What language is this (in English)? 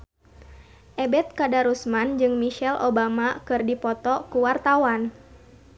Sundanese